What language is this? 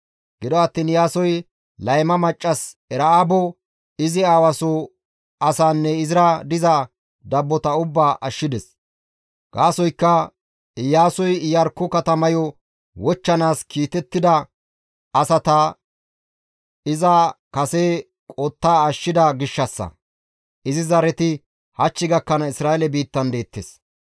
Gamo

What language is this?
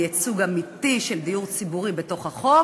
Hebrew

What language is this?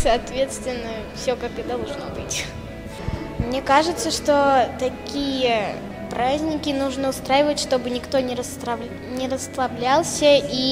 Russian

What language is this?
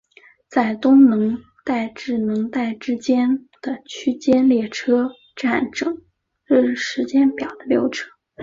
Chinese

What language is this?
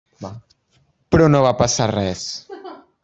Catalan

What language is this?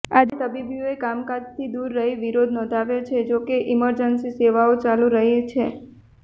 Gujarati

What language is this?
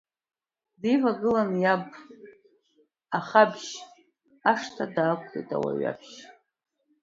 Abkhazian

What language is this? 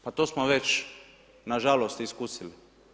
Croatian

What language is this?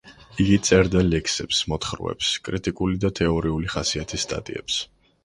Georgian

